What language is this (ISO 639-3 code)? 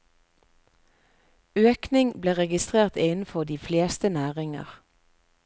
nor